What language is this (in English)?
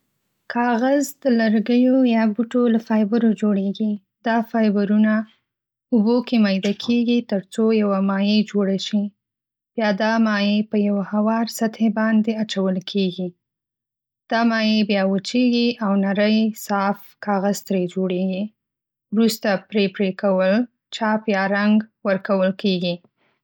Pashto